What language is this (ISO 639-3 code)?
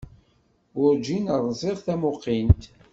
kab